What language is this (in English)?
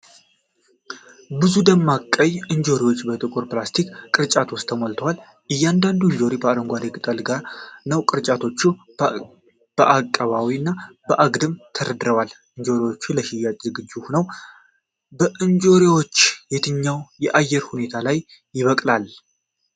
Amharic